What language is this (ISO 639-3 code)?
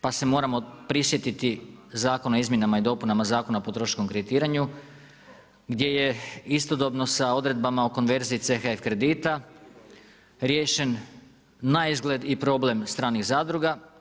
hrv